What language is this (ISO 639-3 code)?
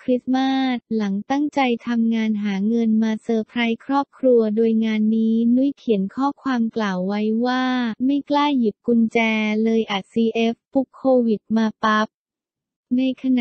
tha